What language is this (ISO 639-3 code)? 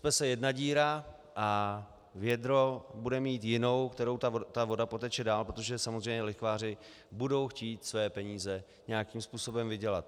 ces